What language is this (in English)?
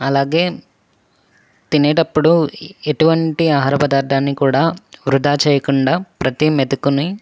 Telugu